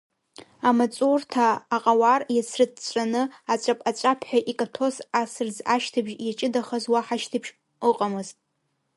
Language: Abkhazian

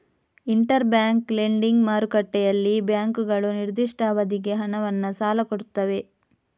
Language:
Kannada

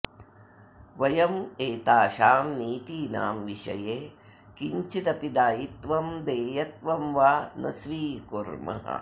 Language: Sanskrit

